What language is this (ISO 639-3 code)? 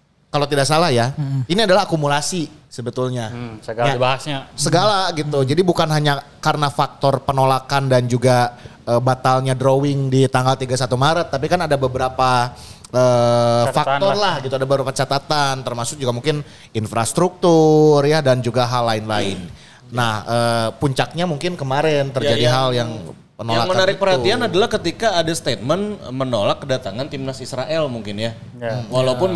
ind